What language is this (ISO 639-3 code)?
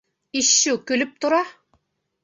bak